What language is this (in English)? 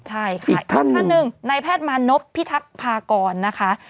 Thai